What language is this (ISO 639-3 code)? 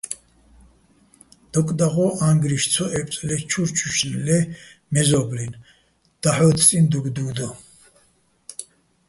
bbl